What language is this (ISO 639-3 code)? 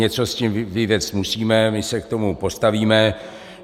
ces